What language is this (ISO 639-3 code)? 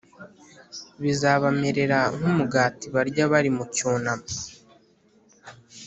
kin